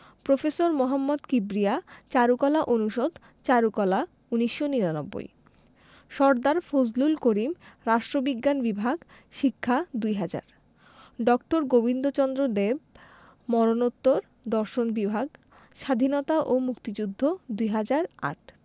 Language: Bangla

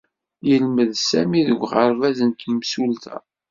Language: Kabyle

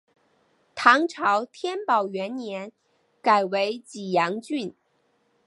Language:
Chinese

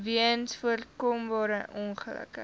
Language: Afrikaans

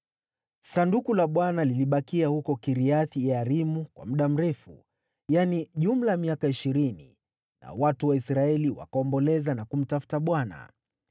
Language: Swahili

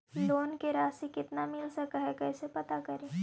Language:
Magahi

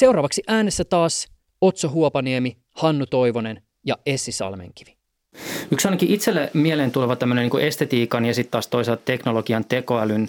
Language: Finnish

